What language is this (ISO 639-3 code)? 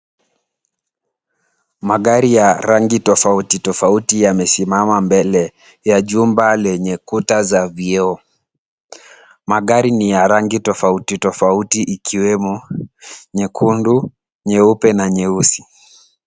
swa